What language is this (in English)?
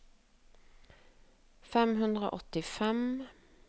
Norwegian